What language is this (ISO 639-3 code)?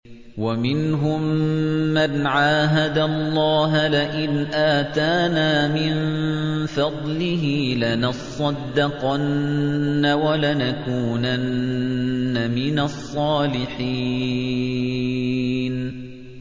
ara